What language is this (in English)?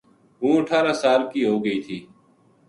Gujari